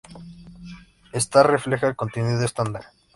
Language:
Spanish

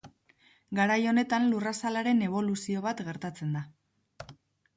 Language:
Basque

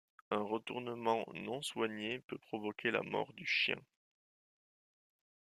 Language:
French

